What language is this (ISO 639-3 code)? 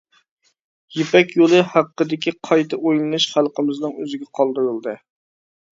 uig